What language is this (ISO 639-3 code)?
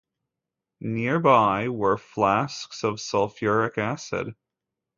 eng